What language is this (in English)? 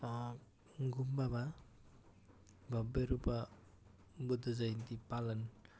Nepali